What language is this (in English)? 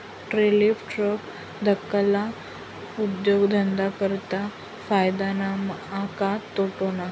Marathi